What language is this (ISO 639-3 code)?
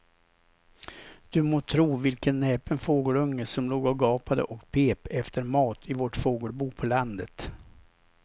swe